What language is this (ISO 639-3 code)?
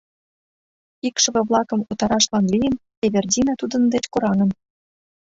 chm